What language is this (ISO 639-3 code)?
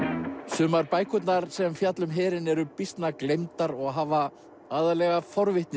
isl